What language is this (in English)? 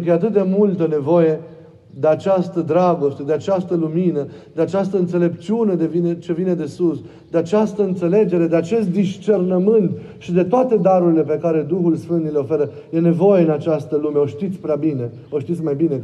Romanian